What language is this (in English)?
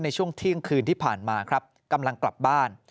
Thai